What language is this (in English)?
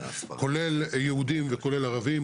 Hebrew